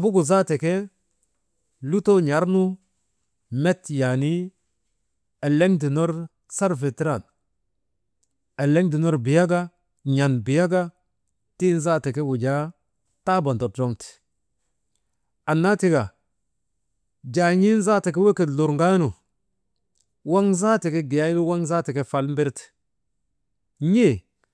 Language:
Maba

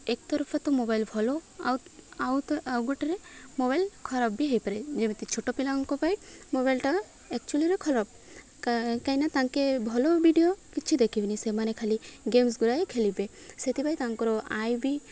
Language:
Odia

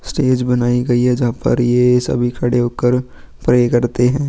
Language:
Hindi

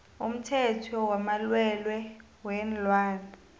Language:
South Ndebele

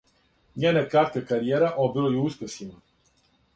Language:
Serbian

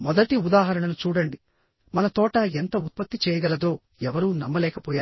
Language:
Telugu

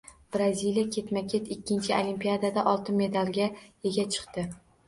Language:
Uzbek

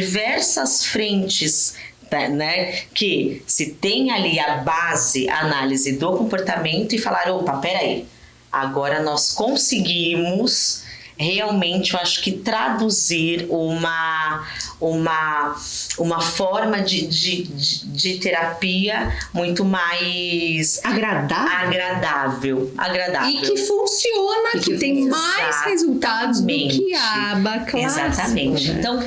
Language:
Portuguese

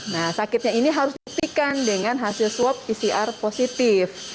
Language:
Indonesian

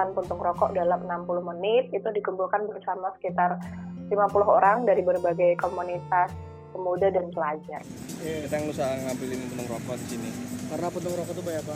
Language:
Indonesian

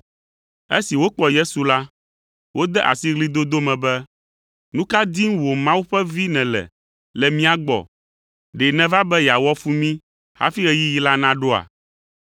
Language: Ewe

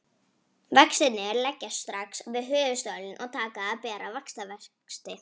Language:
Icelandic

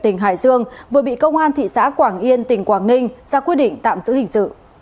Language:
Vietnamese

